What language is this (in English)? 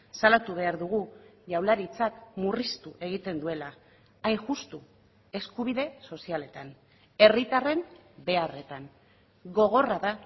Basque